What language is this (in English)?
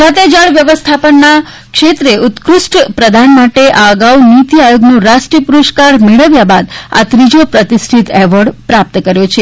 Gujarati